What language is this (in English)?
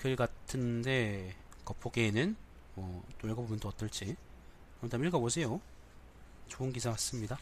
Korean